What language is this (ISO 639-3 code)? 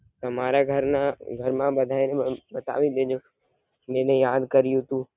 guj